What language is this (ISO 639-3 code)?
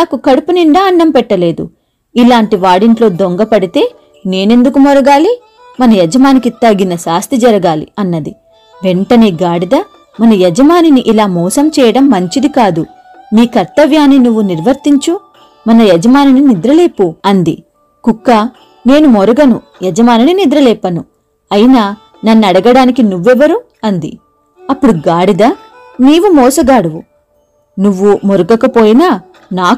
tel